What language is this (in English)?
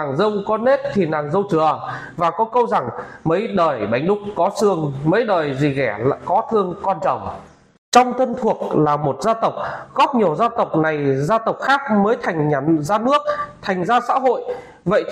Vietnamese